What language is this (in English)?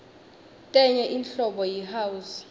Swati